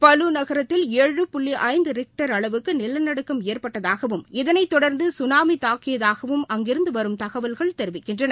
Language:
Tamil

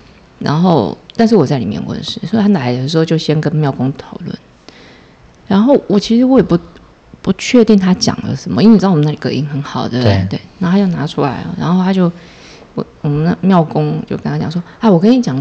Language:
Chinese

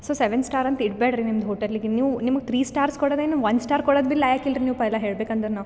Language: Kannada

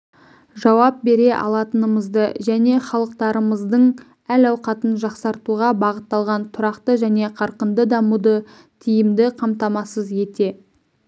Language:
Kazakh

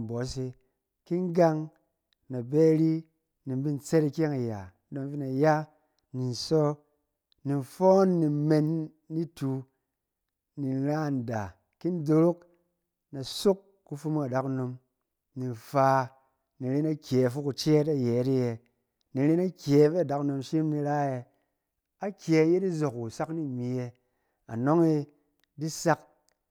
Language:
Cen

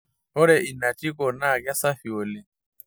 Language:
Masai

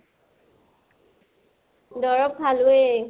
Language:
Assamese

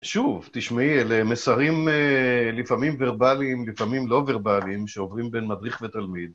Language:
Hebrew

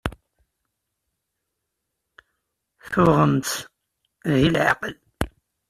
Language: Kabyle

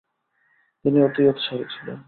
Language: Bangla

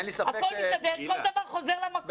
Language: Hebrew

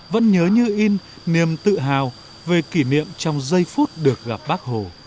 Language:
Vietnamese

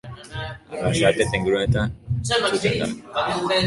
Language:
Basque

